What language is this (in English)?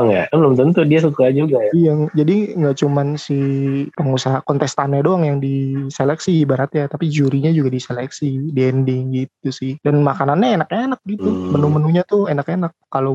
Indonesian